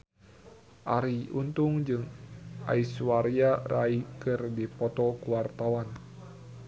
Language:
Sundanese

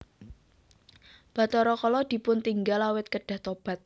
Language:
Javanese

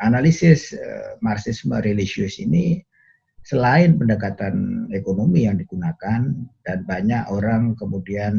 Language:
Indonesian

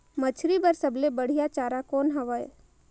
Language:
Chhattisgarhi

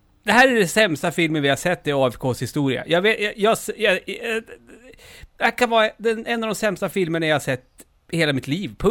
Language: Swedish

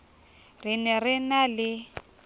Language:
Southern Sotho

